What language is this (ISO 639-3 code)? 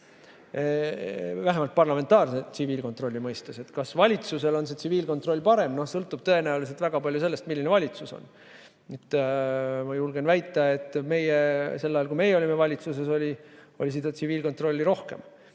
est